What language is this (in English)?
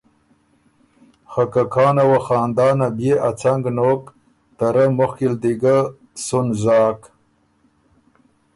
Ormuri